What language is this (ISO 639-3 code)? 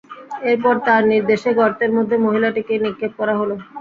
ben